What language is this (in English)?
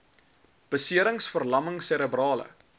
Afrikaans